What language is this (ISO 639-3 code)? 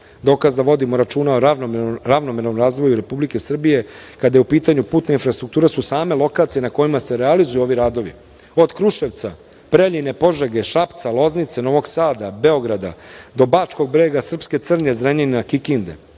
srp